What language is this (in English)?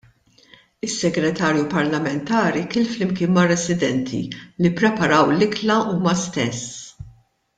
Maltese